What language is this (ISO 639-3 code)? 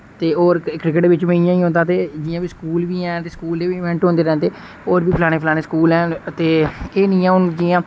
doi